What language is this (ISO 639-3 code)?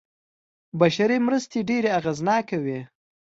pus